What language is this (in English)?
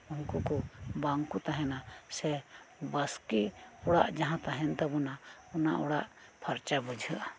Santali